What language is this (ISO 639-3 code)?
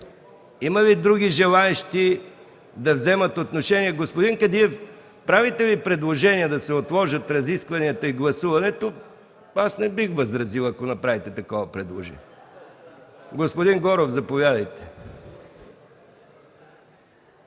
bul